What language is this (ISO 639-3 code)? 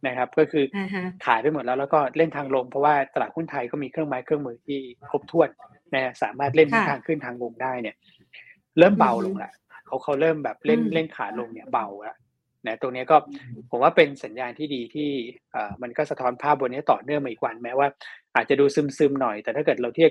tha